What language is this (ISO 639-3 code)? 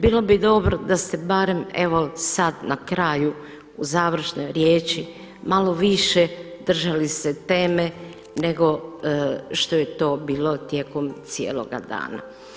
hrv